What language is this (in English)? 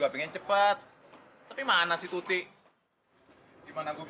Indonesian